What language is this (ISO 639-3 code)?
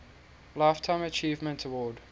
eng